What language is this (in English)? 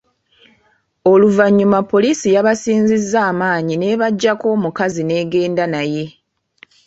Ganda